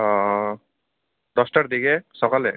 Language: Bangla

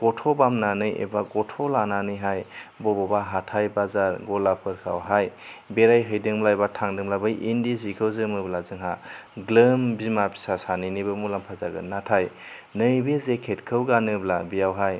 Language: Bodo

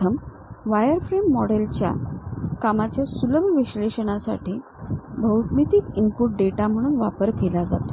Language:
Marathi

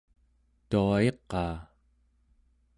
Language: Central Yupik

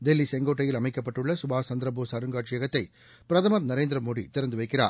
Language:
Tamil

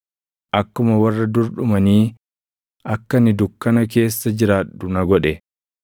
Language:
Oromo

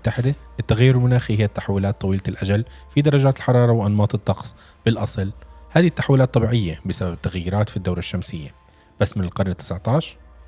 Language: Arabic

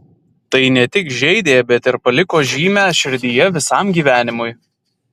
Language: Lithuanian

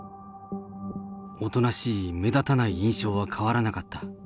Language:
Japanese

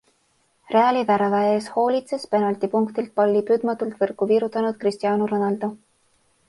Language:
Estonian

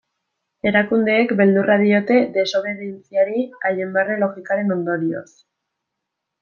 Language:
Basque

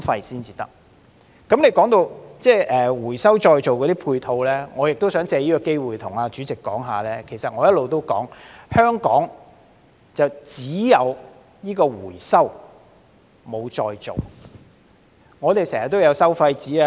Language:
Cantonese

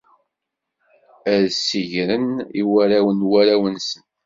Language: Kabyle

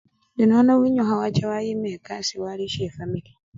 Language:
Luyia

